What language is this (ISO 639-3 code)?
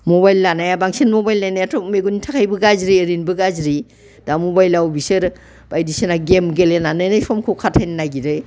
brx